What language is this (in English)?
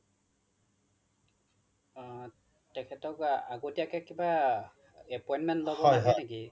Assamese